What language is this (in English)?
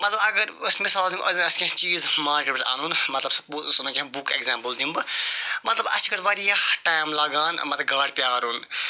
Kashmiri